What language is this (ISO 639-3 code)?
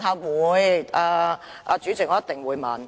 yue